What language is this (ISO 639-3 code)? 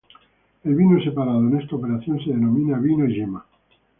spa